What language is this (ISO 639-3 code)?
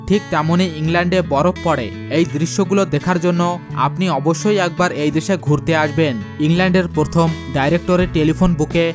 ben